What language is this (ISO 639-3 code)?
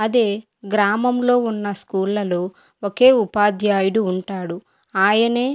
tel